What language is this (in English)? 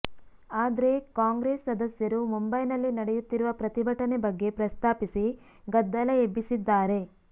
Kannada